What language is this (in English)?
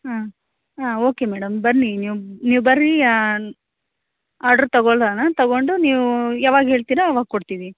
Kannada